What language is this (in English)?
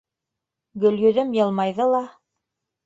Bashkir